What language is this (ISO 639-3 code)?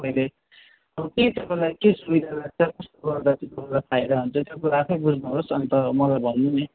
nep